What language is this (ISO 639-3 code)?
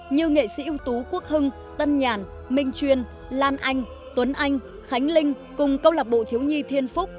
vie